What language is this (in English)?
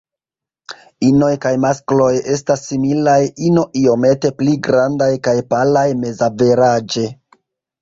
Esperanto